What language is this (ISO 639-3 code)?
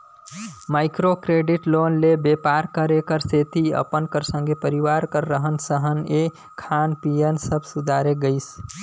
hne